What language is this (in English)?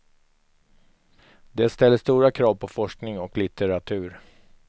Swedish